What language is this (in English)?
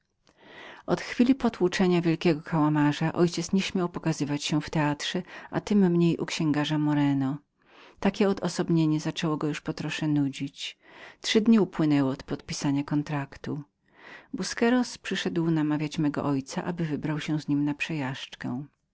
Polish